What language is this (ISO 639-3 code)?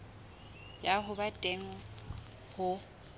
sot